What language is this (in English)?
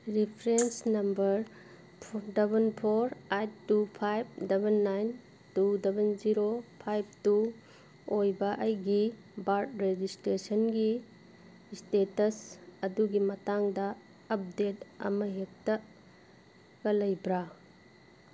Manipuri